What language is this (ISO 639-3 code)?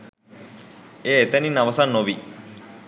sin